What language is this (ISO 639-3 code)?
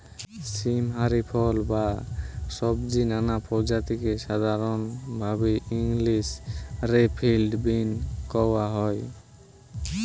ben